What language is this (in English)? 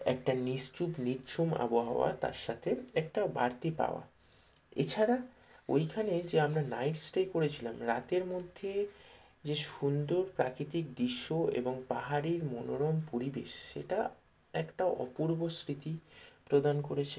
Bangla